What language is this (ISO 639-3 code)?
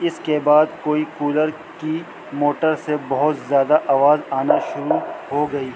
urd